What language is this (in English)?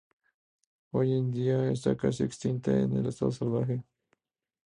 Spanish